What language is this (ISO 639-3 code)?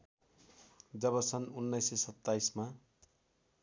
nep